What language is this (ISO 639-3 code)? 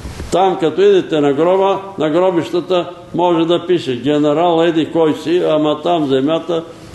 bul